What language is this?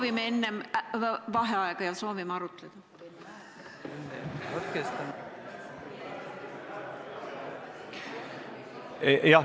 Estonian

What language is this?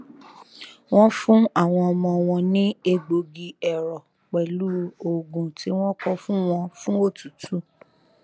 Yoruba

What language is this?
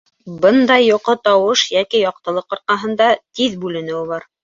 Bashkir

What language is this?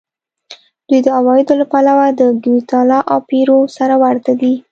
Pashto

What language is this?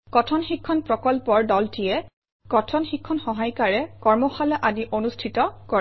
Assamese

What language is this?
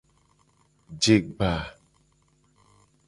Gen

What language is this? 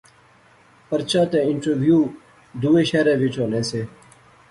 Pahari-Potwari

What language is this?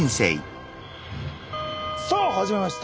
Japanese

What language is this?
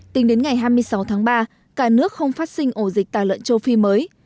Vietnamese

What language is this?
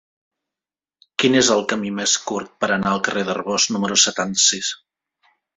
Catalan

